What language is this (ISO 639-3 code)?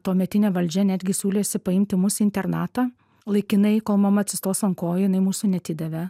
lit